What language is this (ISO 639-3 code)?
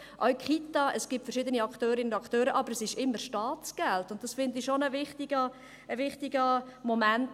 gsw